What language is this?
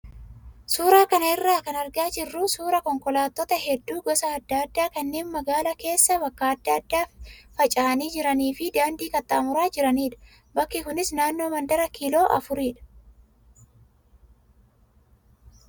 Oromo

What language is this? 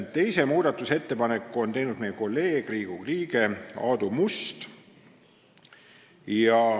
Estonian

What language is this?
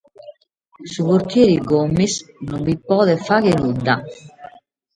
Sardinian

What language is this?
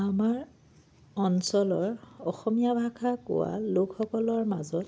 Assamese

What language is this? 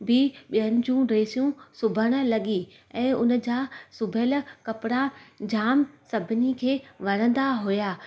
Sindhi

